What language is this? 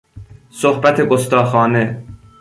Persian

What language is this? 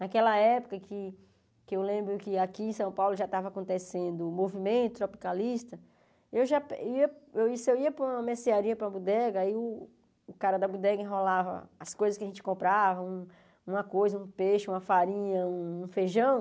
Portuguese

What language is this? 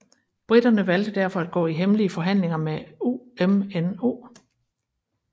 Danish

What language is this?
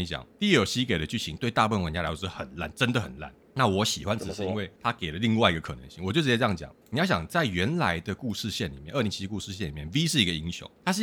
Chinese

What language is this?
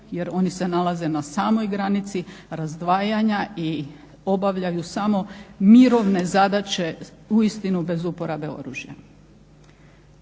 Croatian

